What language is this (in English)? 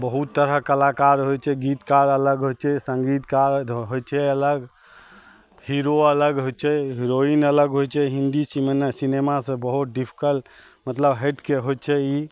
Maithili